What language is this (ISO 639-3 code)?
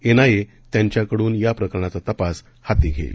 mar